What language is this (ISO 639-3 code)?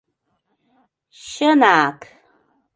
chm